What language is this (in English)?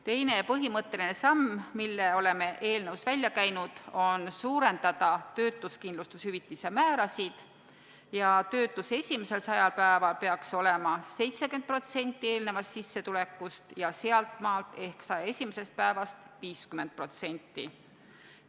Estonian